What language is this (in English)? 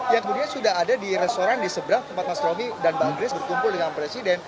Indonesian